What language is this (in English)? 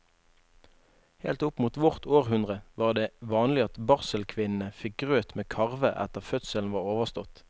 Norwegian